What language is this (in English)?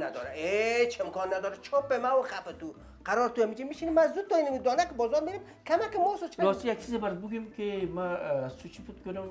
Persian